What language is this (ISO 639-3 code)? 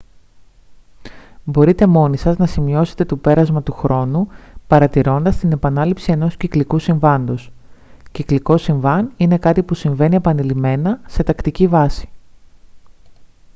ell